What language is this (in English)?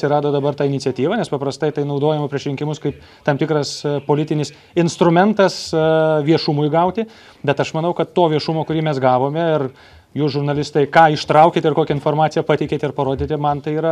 Lithuanian